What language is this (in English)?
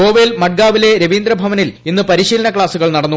Malayalam